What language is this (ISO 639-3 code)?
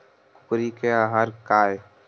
hne